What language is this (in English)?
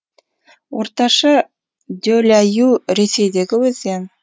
Kazakh